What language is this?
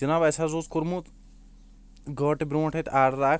Kashmiri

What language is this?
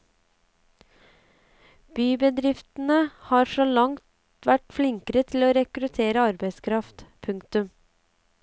Norwegian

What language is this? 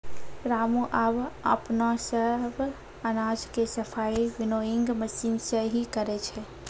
Maithili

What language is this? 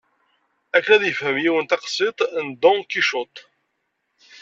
Kabyle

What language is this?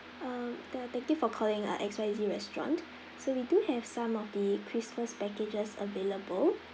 English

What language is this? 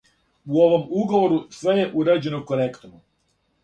Serbian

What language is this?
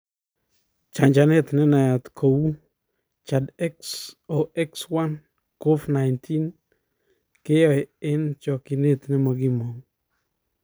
Kalenjin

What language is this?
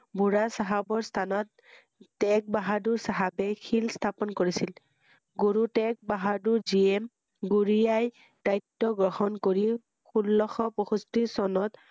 Assamese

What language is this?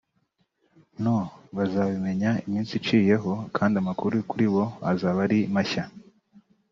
Kinyarwanda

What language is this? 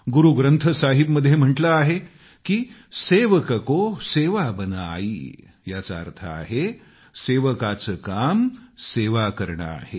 Marathi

